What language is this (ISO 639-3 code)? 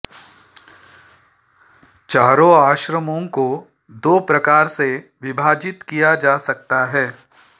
san